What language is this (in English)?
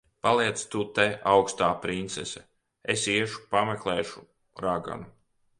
Latvian